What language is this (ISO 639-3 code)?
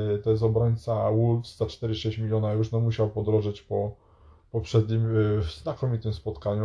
pol